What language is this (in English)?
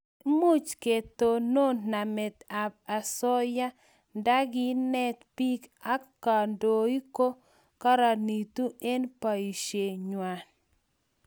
Kalenjin